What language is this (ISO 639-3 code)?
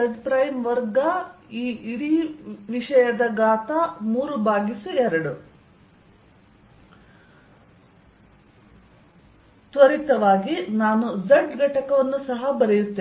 kan